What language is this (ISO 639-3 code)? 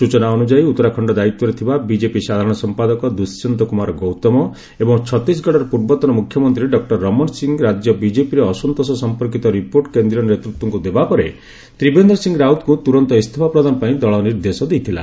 ori